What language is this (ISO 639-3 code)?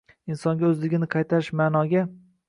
uzb